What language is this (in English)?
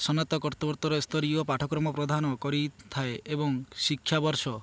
Odia